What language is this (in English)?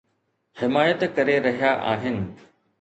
Sindhi